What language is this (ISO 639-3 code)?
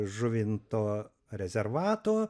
lit